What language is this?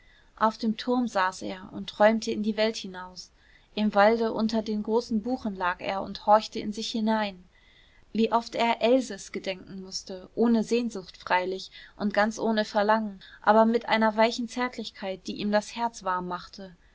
German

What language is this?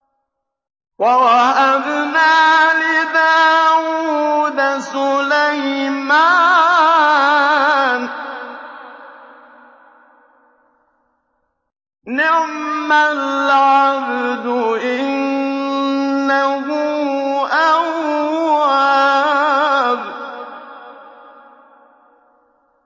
Arabic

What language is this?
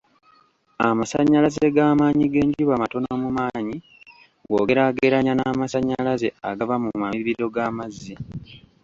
Ganda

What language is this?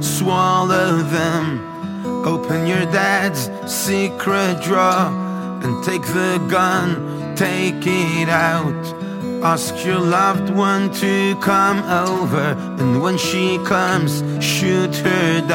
Persian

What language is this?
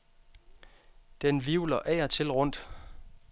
Danish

